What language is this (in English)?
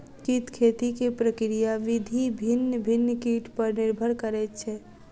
Maithili